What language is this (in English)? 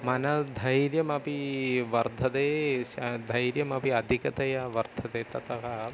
Sanskrit